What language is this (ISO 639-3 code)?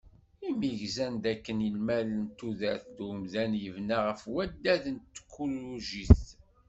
kab